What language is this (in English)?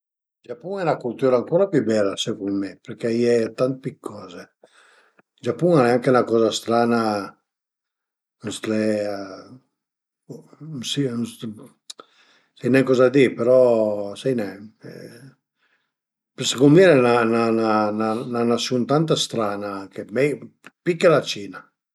Piedmontese